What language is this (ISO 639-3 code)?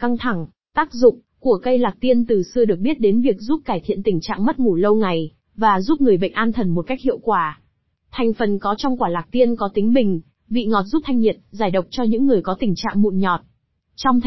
vie